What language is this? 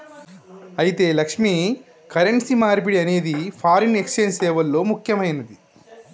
Telugu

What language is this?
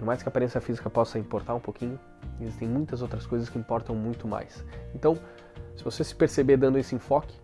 Portuguese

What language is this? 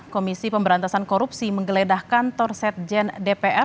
Indonesian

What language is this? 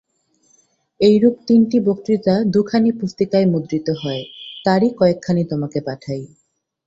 Bangla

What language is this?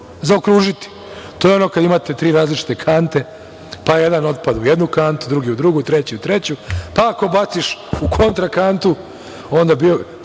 Serbian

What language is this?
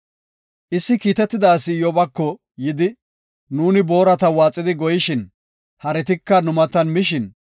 Gofa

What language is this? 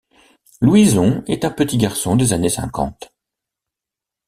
French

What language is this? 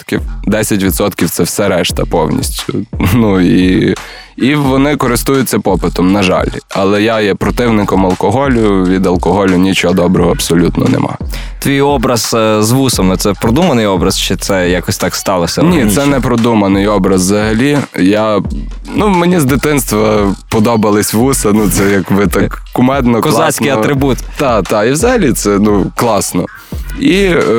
Ukrainian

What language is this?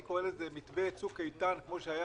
Hebrew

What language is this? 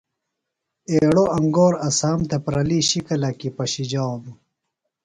Phalura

